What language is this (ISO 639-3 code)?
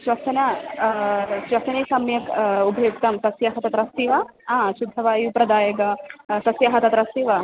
san